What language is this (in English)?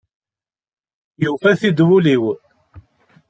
Kabyle